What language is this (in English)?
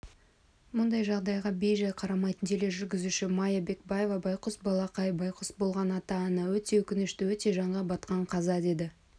Kazakh